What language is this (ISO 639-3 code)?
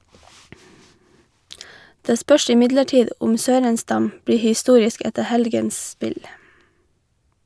nor